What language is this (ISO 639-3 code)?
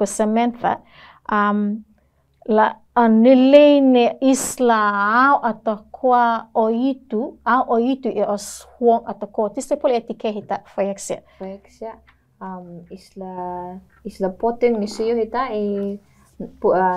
ind